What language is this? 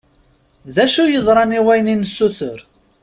Kabyle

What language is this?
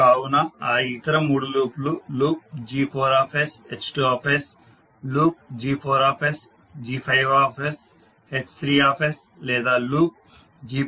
Telugu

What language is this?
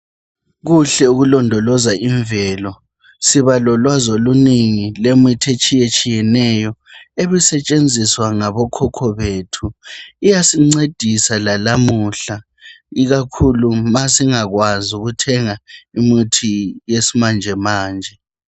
North Ndebele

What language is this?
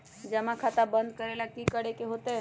Magahi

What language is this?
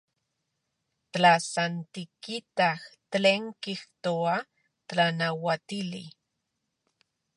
Central Puebla Nahuatl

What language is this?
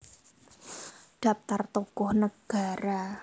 Javanese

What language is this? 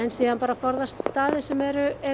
Icelandic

